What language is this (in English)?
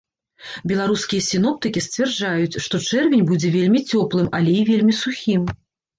Belarusian